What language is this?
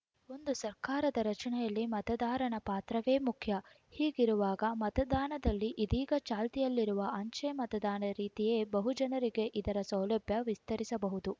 Kannada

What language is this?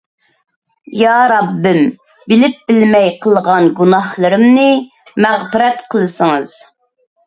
Uyghur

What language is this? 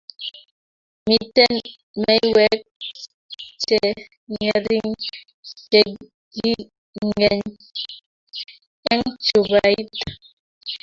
Kalenjin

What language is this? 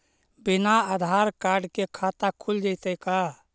Magahi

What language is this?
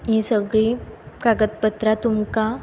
Konkani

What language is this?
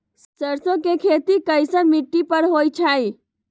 Magahi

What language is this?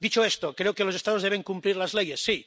Spanish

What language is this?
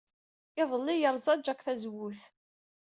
Kabyle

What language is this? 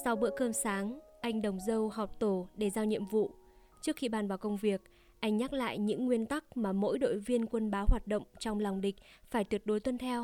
Vietnamese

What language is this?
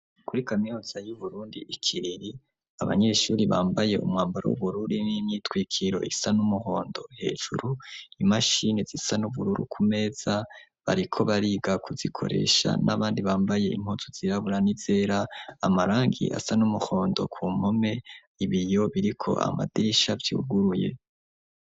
Rundi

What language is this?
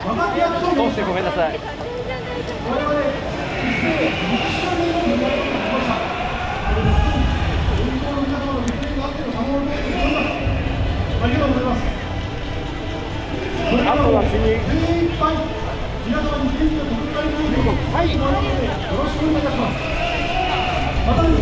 Japanese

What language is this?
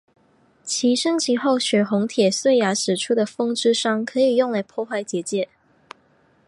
Chinese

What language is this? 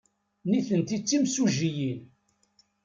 Kabyle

